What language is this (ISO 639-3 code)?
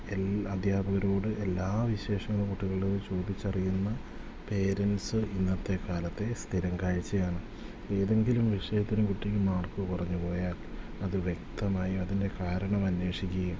mal